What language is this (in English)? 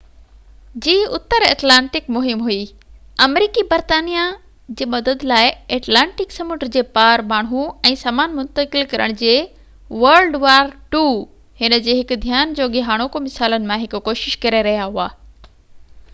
Sindhi